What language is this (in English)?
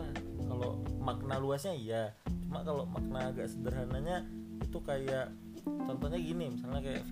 Indonesian